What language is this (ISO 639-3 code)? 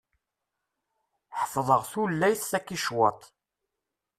kab